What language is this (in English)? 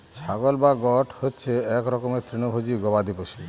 Bangla